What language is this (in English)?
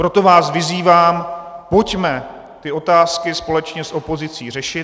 Czech